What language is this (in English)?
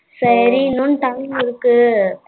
Tamil